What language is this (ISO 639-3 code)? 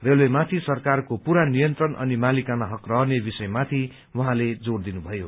nep